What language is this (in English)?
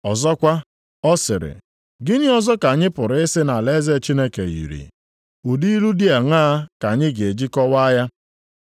Igbo